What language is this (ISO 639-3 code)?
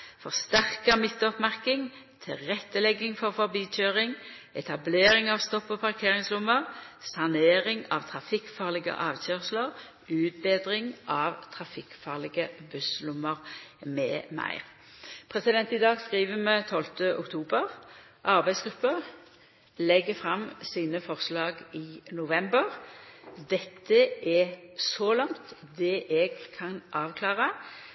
nno